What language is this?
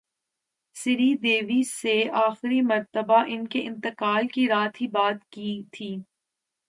Urdu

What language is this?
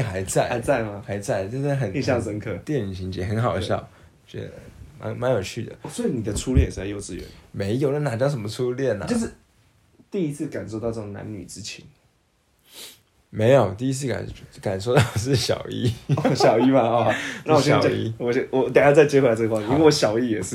Chinese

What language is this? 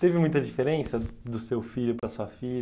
Portuguese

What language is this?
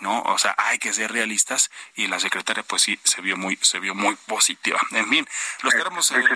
Spanish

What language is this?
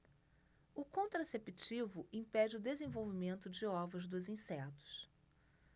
Portuguese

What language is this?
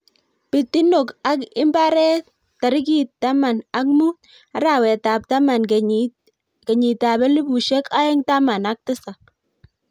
Kalenjin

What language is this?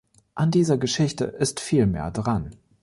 German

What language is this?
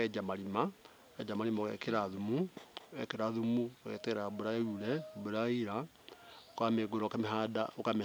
Kikuyu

